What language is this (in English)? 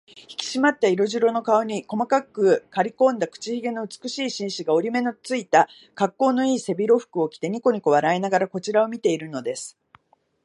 Japanese